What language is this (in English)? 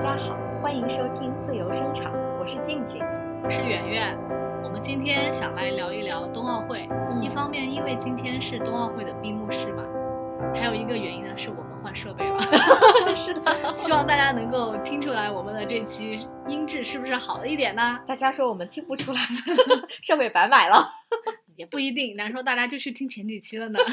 Chinese